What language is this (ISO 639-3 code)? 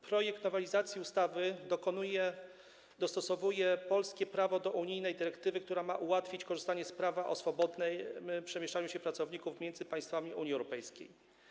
pol